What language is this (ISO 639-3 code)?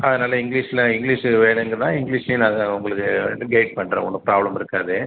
tam